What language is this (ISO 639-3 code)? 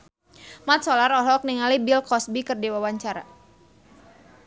sun